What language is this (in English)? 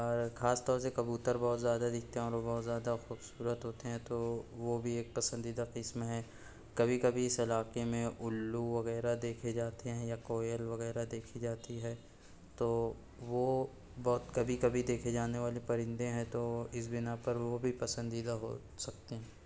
Urdu